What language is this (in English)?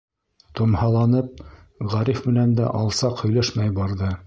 Bashkir